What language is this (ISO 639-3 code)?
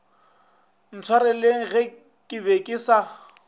nso